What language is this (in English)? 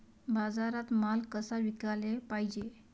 Marathi